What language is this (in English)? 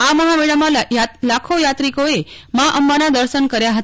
Gujarati